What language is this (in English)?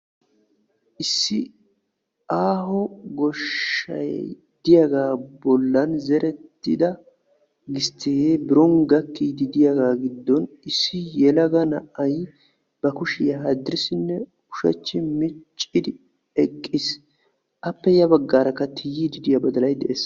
Wolaytta